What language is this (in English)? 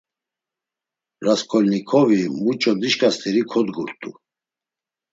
Laz